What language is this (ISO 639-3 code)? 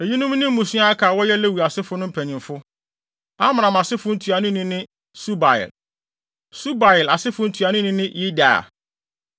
aka